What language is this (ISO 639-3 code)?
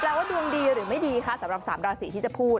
tha